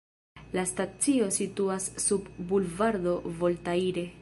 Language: Esperanto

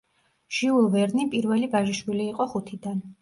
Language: Georgian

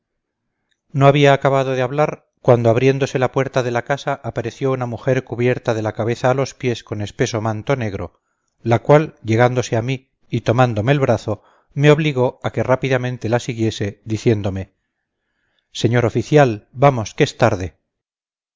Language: Spanish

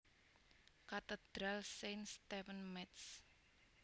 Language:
Javanese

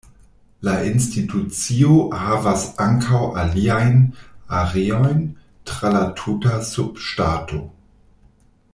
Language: Esperanto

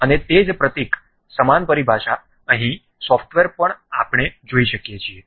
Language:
Gujarati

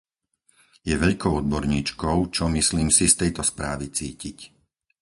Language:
Slovak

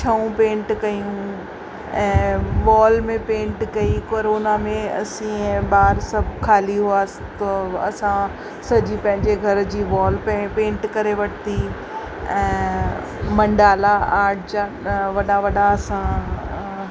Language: Sindhi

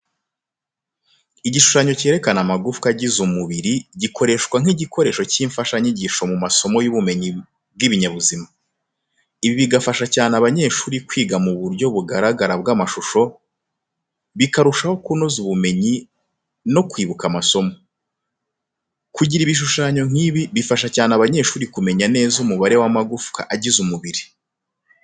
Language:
Kinyarwanda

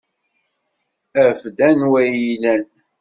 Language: Kabyle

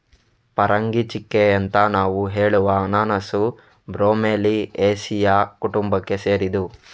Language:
Kannada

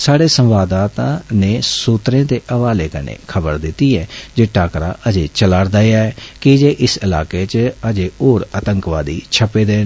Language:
Dogri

